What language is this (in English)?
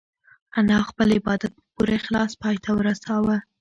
Pashto